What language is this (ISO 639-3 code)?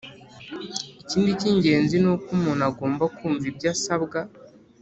kin